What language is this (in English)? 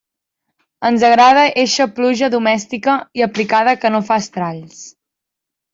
Catalan